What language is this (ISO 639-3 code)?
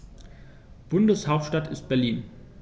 deu